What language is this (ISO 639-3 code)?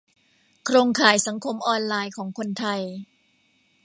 tha